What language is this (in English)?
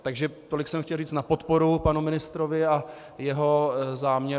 Czech